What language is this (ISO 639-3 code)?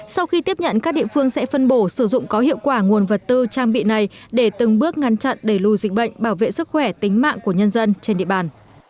vie